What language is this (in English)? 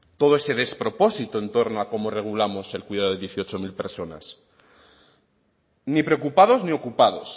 Spanish